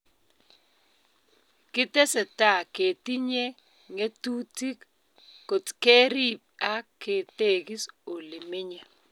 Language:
Kalenjin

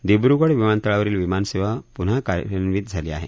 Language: Marathi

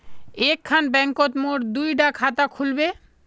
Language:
Magahi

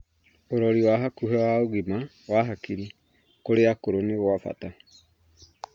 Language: Kikuyu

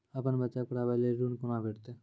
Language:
Maithili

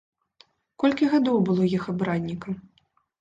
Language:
Belarusian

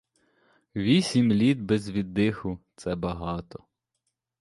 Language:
Ukrainian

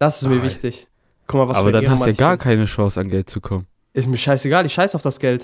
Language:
German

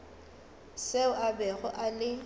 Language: Northern Sotho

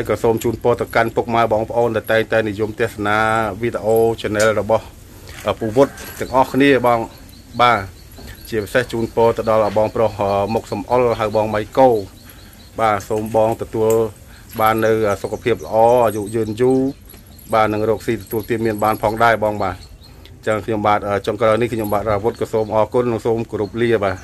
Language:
Thai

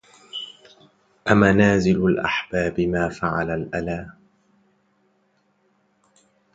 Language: Arabic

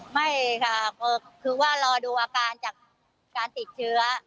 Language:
Thai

